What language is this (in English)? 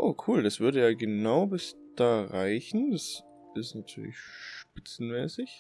German